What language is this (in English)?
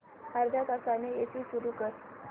Marathi